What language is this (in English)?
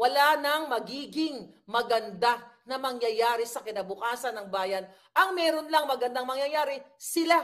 Filipino